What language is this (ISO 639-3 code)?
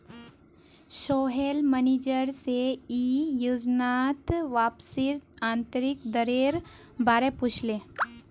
mag